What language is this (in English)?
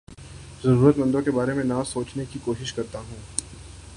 Urdu